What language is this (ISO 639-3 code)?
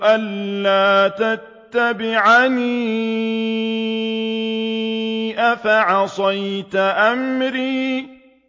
ara